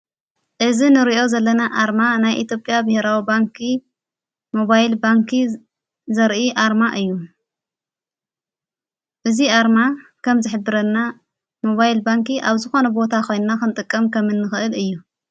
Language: Tigrinya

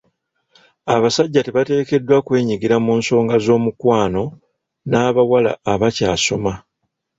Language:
Ganda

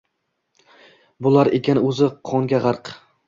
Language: Uzbek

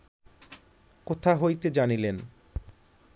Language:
Bangla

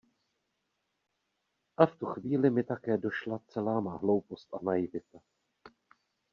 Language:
Czech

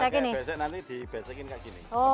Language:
Indonesian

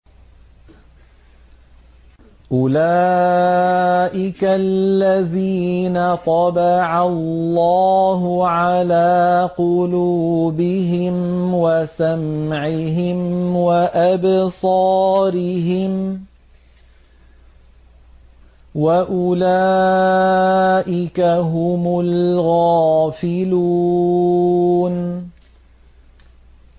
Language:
Arabic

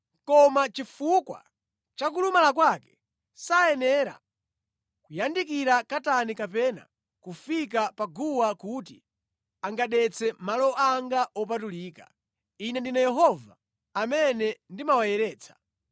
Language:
Nyanja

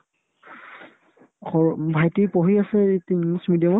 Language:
Assamese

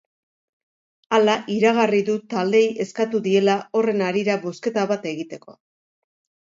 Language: Basque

